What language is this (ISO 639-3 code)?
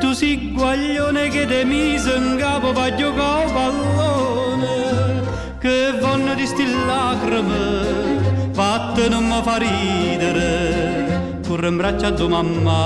spa